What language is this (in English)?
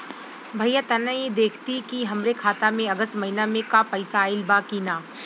Bhojpuri